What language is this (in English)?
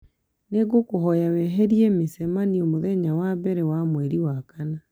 Kikuyu